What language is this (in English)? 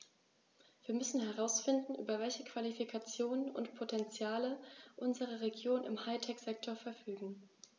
German